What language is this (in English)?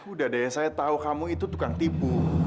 Indonesian